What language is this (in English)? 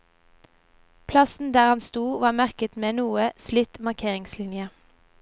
Norwegian